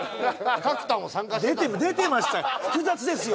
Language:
Japanese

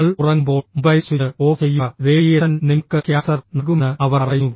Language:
Malayalam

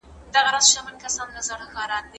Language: Pashto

